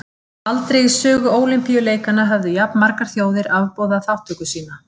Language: Icelandic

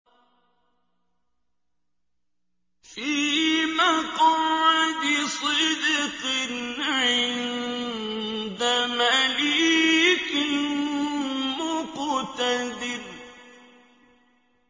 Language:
Arabic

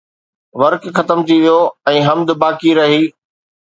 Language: Sindhi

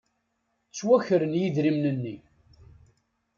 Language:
Kabyle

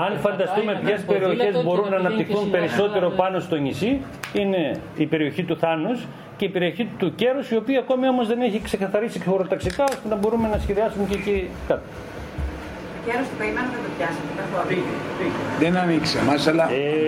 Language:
Greek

